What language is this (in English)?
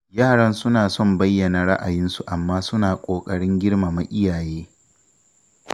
Hausa